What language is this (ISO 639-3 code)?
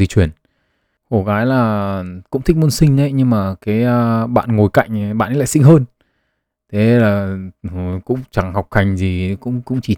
vie